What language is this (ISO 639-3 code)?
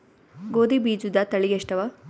kan